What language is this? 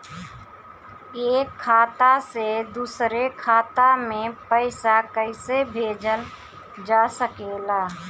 Bhojpuri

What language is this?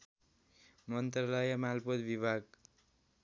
Nepali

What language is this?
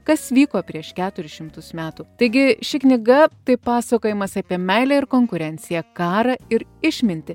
Lithuanian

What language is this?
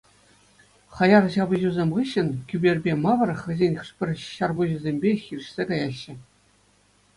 Chuvash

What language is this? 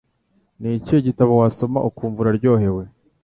Kinyarwanda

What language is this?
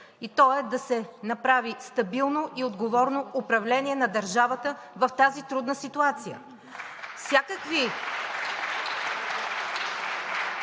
Bulgarian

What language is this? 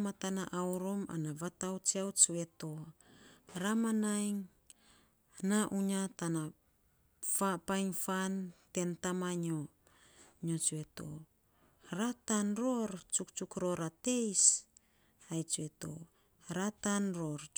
Saposa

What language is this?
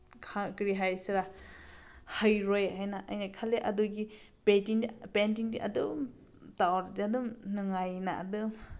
Manipuri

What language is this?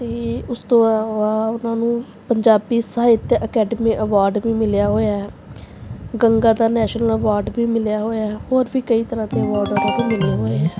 Punjabi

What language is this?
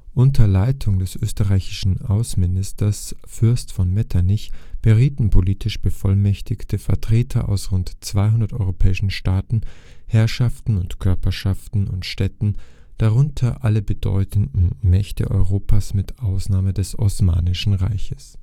German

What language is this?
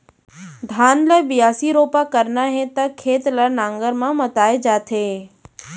Chhattisgarhi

